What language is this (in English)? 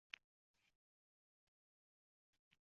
Uzbek